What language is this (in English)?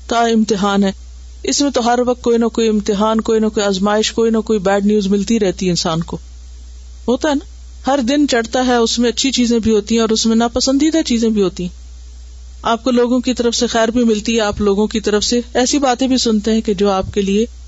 Urdu